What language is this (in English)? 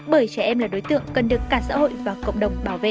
Vietnamese